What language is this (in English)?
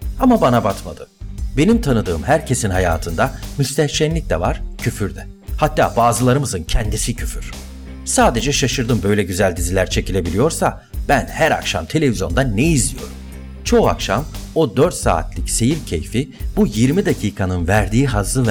Turkish